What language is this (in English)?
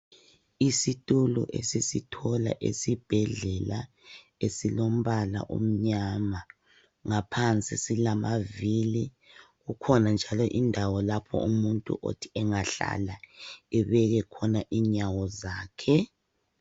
North Ndebele